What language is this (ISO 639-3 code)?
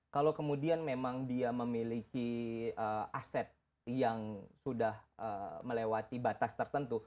ind